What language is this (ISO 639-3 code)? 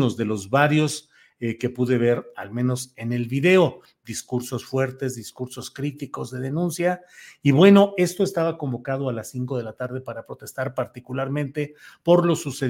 spa